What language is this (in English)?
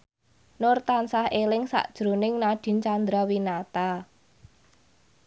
Javanese